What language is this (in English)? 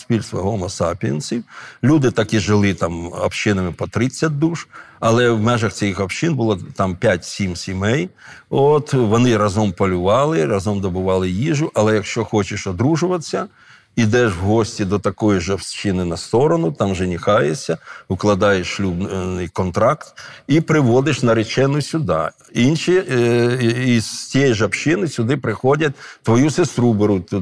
Ukrainian